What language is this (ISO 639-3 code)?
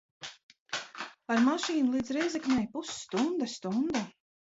lav